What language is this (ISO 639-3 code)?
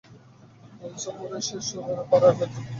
ben